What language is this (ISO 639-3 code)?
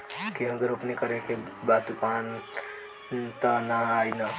bho